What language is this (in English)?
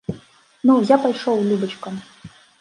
Belarusian